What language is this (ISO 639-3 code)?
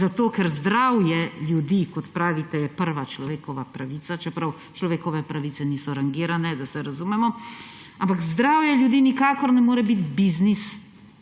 slv